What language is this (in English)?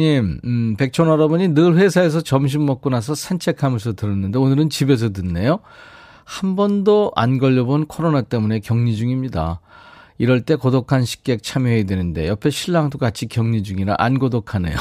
Korean